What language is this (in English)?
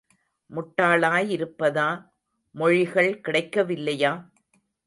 Tamil